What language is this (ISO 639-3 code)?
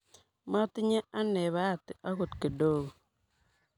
kln